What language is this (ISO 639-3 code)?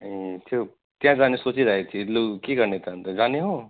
nep